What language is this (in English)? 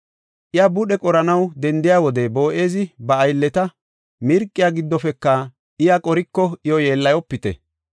Gofa